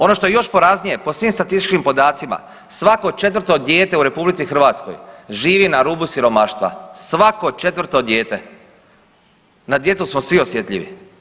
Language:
Croatian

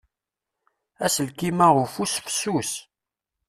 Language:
Kabyle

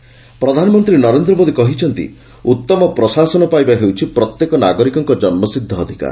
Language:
Odia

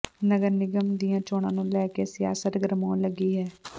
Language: Punjabi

